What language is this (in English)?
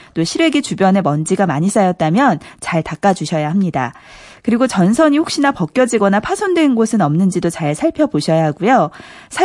Korean